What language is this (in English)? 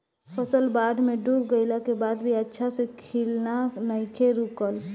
Bhojpuri